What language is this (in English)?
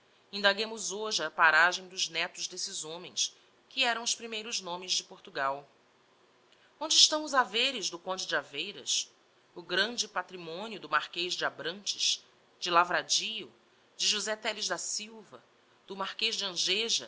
Portuguese